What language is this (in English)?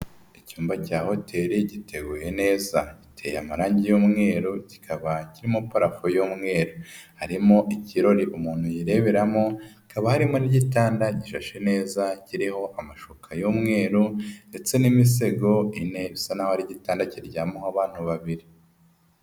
Kinyarwanda